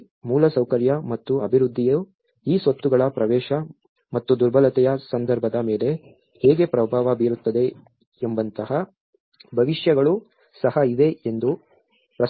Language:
Kannada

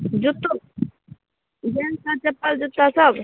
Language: Maithili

